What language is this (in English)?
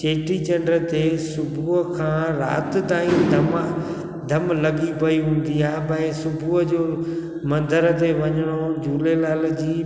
Sindhi